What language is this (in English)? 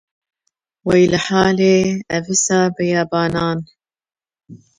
Kurdish